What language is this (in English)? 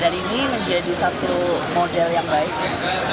Indonesian